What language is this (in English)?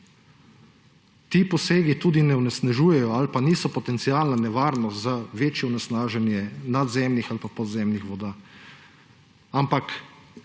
Slovenian